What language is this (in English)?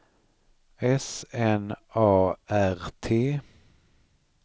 Swedish